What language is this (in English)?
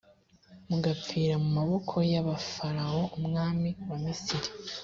Kinyarwanda